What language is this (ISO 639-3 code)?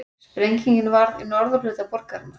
isl